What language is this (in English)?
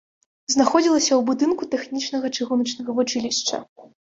Belarusian